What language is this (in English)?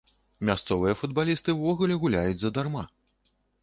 Belarusian